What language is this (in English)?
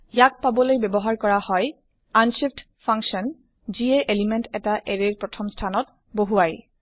Assamese